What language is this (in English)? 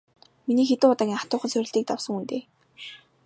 Mongolian